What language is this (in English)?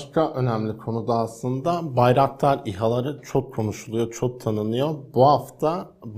Turkish